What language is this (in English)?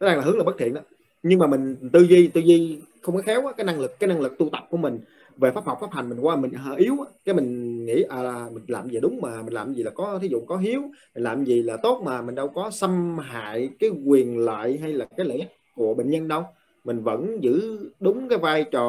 Vietnamese